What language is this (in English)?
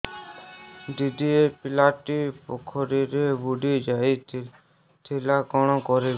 Odia